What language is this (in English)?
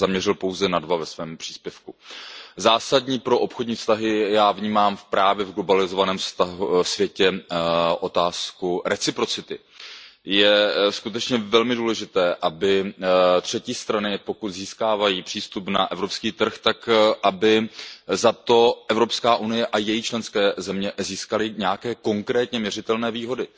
Czech